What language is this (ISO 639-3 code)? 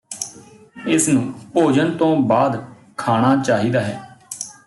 pan